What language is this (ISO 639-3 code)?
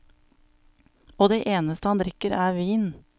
nor